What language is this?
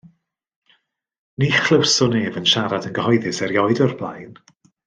Welsh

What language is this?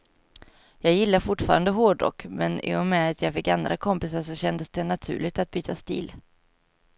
Swedish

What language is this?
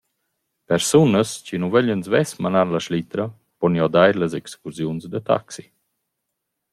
Romansh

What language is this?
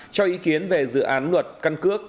Vietnamese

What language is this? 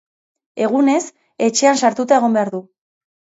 Basque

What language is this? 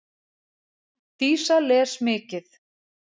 Icelandic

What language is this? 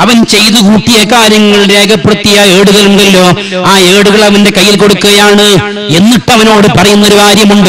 Malayalam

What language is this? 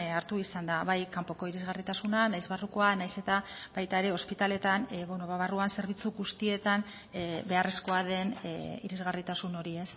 Basque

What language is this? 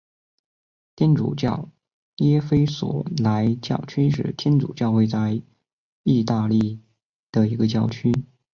Chinese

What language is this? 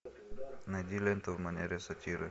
Russian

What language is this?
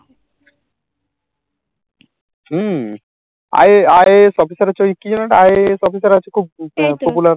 Bangla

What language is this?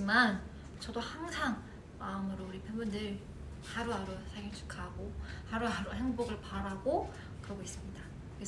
Korean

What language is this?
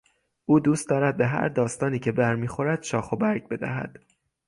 Persian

